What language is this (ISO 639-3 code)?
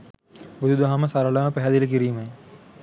sin